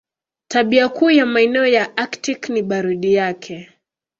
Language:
Swahili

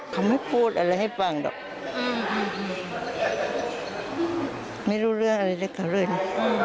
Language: Thai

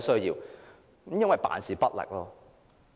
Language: Cantonese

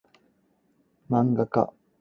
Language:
Cantonese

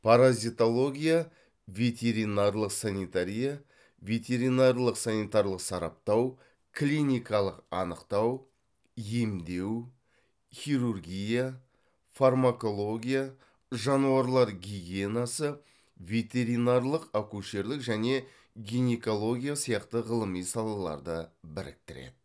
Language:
Kazakh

